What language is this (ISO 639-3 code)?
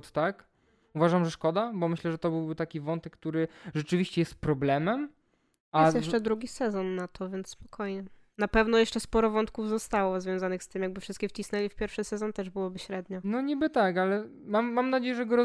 pol